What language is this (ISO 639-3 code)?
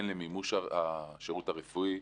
heb